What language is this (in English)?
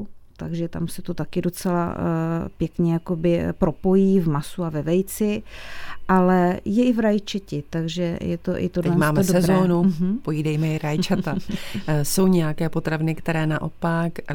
Czech